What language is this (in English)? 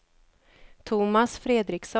Swedish